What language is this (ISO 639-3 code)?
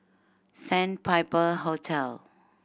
eng